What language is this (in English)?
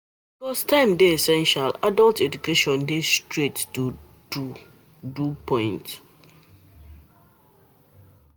Nigerian Pidgin